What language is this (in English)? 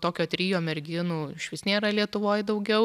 Lithuanian